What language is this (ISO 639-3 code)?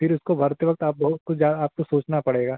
hin